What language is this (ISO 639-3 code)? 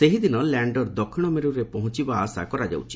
ori